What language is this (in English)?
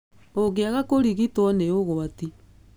Kikuyu